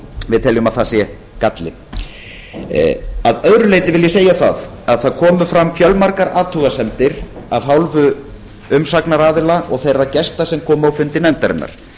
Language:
Icelandic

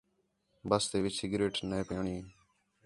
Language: Khetrani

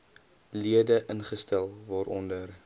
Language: Afrikaans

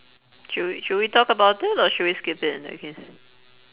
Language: English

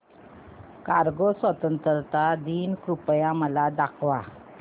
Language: Marathi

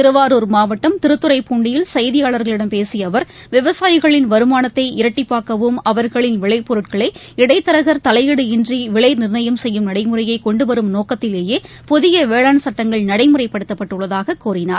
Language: Tamil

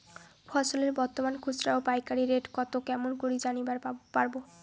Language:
Bangla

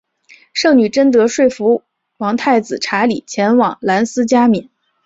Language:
Chinese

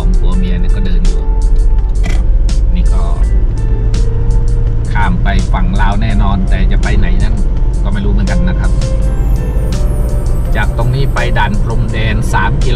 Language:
Thai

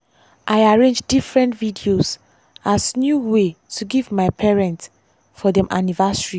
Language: Nigerian Pidgin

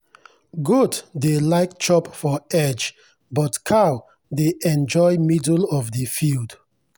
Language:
Nigerian Pidgin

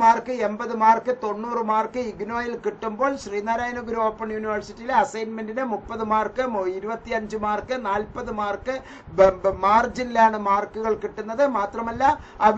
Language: Malayalam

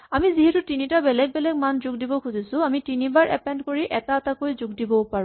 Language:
Assamese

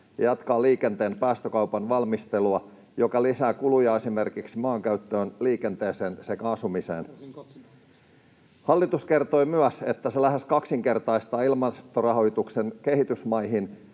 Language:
Finnish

